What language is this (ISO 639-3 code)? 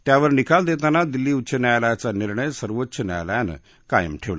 mar